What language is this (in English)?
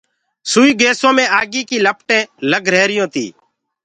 Gurgula